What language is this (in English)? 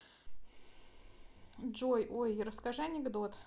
Russian